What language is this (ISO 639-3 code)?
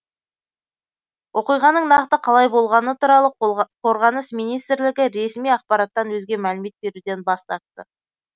kaz